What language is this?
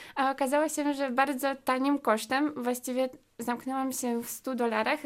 Polish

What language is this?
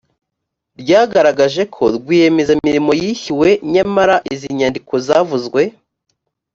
Kinyarwanda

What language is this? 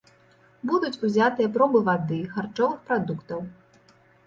Belarusian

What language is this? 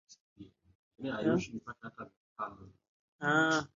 Swahili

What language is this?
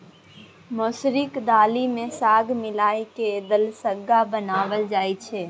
Maithili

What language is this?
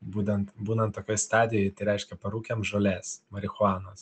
Lithuanian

